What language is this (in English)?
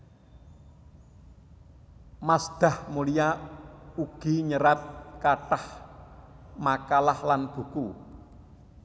Javanese